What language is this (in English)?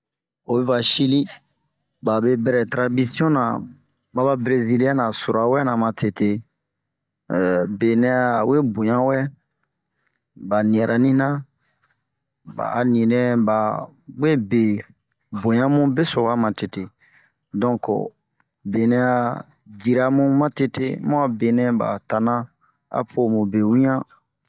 Bomu